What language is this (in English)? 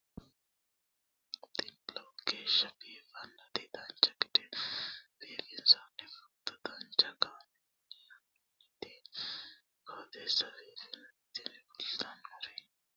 Sidamo